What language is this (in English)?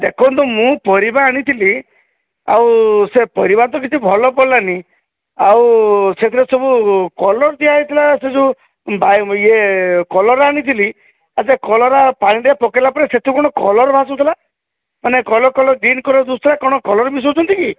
Odia